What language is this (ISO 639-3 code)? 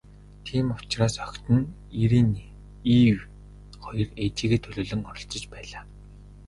mon